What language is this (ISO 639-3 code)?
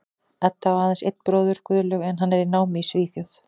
isl